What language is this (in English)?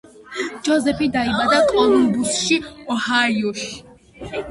Georgian